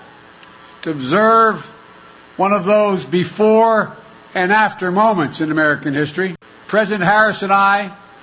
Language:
Dutch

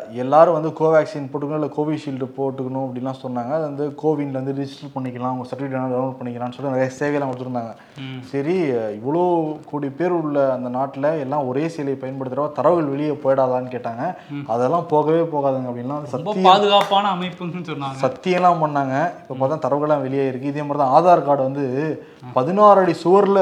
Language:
Tamil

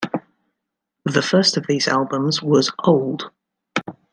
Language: English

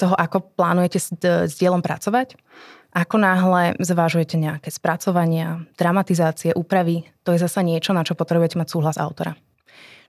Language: Slovak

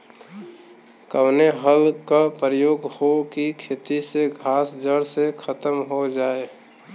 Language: Bhojpuri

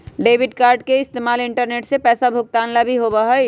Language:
Magahi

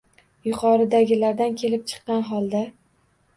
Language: Uzbek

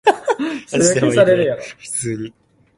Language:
Cantonese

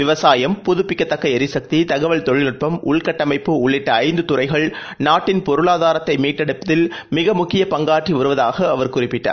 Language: Tamil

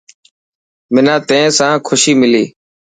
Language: Dhatki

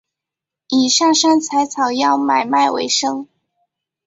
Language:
Chinese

